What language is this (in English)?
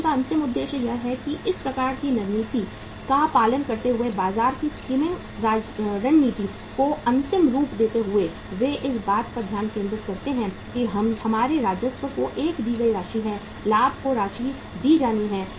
Hindi